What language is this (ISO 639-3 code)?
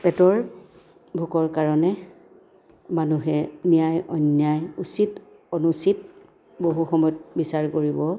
asm